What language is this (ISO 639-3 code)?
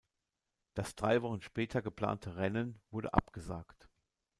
deu